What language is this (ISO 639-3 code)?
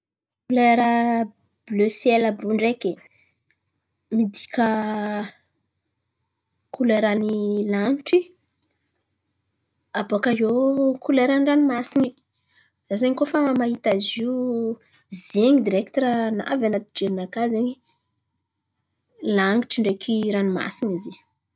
xmv